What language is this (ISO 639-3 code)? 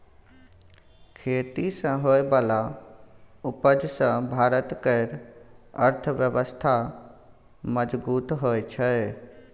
mai